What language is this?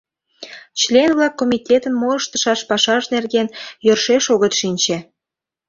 Mari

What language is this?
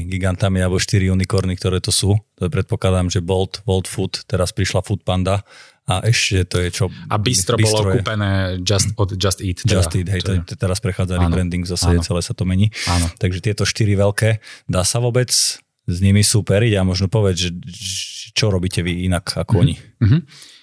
Slovak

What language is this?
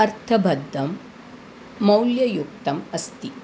Sanskrit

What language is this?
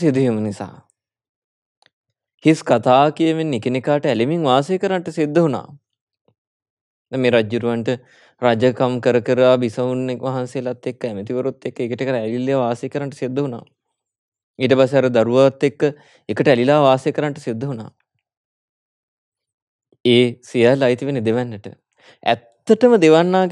Hindi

